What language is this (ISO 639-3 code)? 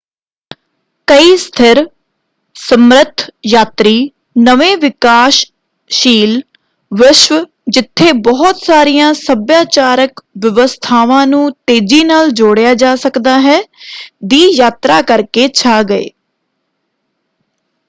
pan